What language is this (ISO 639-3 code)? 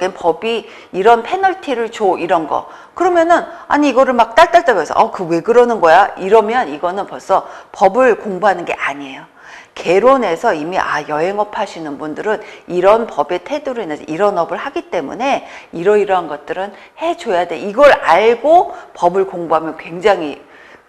kor